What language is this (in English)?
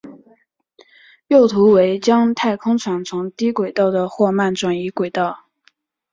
Chinese